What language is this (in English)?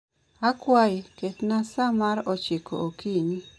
Luo (Kenya and Tanzania)